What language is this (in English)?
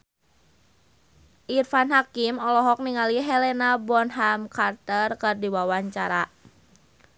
Sundanese